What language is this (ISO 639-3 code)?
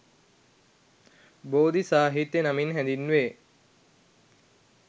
sin